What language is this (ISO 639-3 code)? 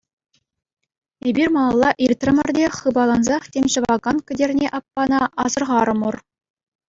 chv